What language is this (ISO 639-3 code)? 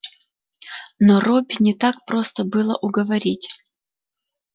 rus